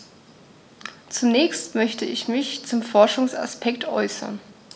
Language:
German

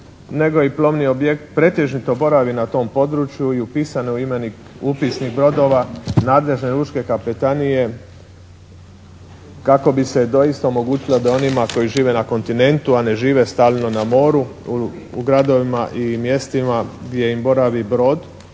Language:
Croatian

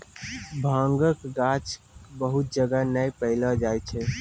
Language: Maithili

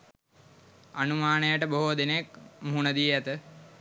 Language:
Sinhala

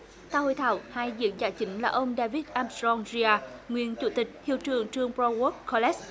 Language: Vietnamese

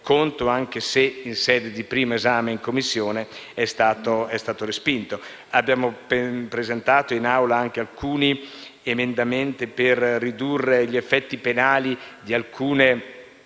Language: Italian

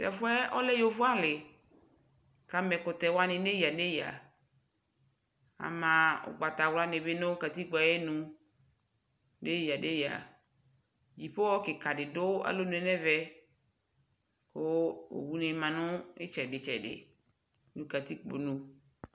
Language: Ikposo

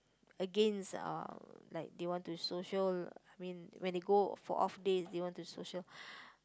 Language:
English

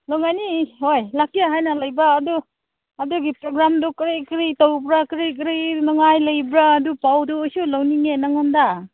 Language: Manipuri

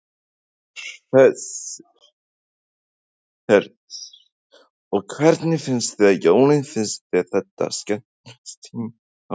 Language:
Icelandic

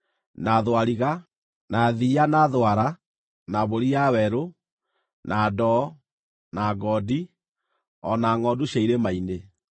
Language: Kikuyu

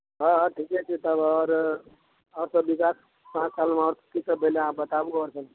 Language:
Maithili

